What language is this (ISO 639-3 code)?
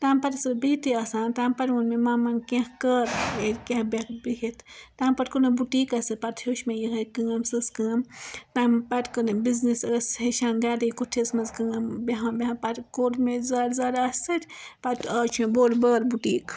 kas